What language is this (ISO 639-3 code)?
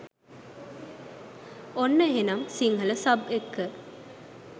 sin